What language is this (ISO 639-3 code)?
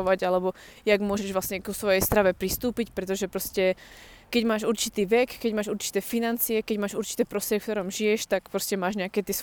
slk